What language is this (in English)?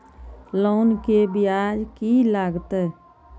Maithili